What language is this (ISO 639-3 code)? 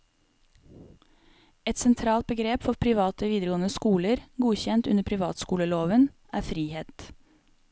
nor